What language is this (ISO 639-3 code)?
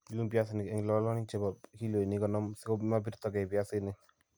kln